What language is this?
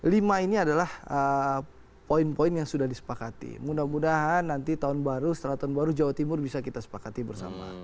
Indonesian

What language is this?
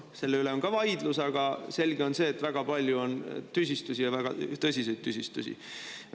Estonian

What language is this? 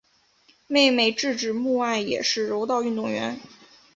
Chinese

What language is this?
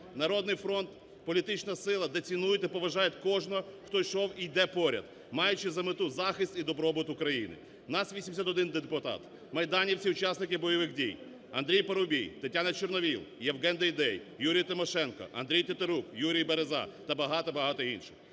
Ukrainian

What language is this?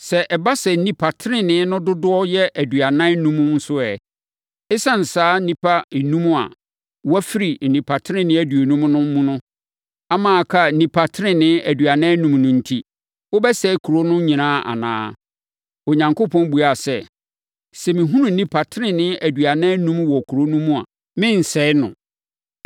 Akan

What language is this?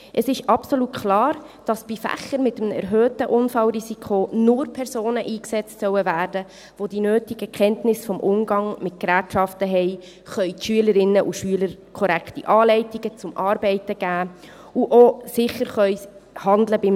Swiss German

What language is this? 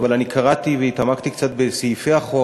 Hebrew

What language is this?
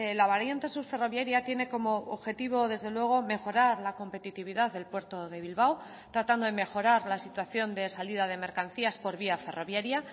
Spanish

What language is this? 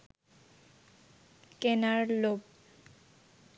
Bangla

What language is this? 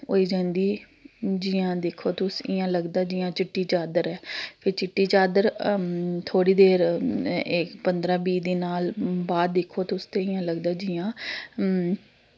Dogri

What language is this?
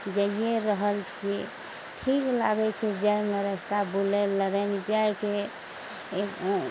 Maithili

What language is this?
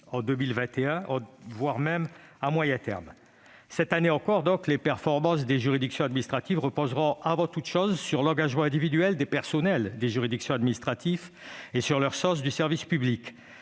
French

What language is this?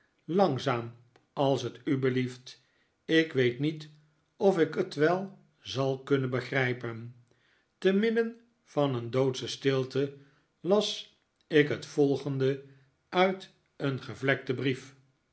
Dutch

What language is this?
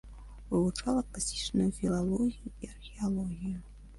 Belarusian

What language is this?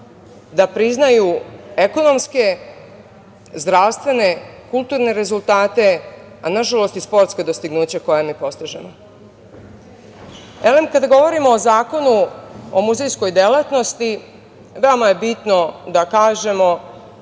Serbian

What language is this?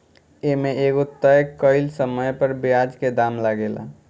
Bhojpuri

